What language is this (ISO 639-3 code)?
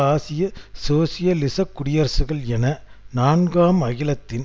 tam